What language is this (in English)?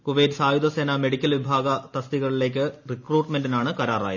Malayalam